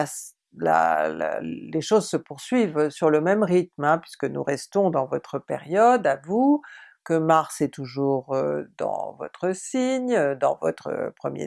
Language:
French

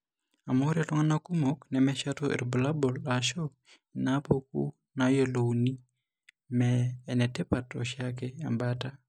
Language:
Masai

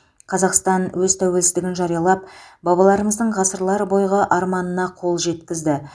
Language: Kazakh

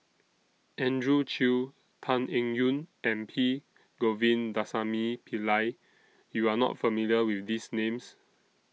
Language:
English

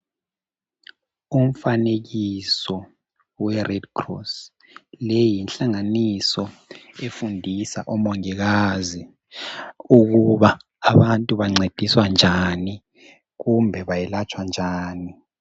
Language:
North Ndebele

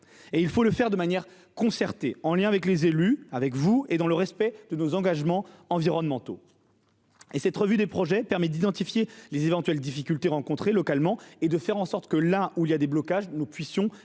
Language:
French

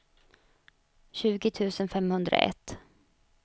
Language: Swedish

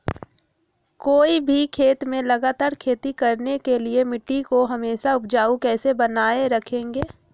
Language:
Magahi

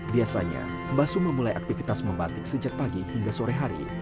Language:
Indonesian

